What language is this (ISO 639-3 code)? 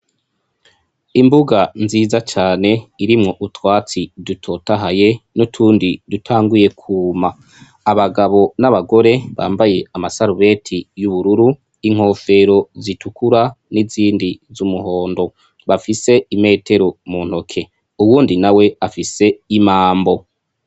run